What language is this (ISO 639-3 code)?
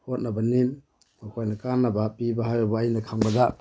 mni